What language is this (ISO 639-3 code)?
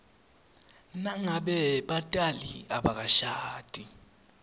ssw